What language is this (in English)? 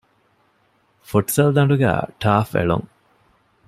Divehi